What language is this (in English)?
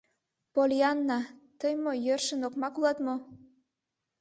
Mari